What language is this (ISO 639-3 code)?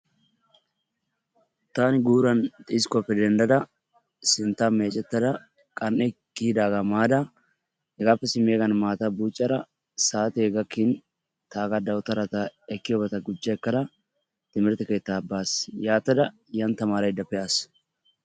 wal